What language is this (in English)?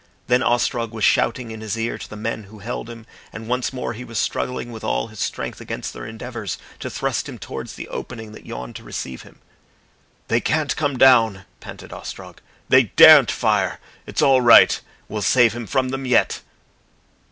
English